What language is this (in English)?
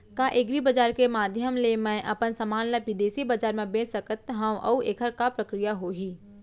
Chhattisgarhi